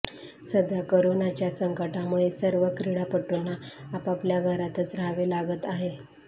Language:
Marathi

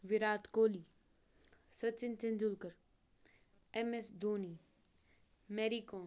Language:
Kashmiri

